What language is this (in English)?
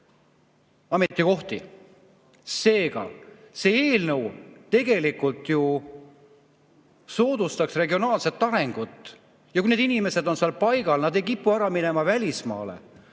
Estonian